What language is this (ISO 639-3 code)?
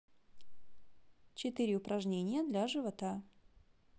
rus